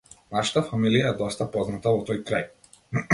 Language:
Macedonian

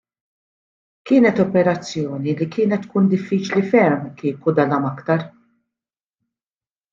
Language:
Maltese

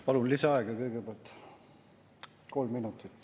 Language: Estonian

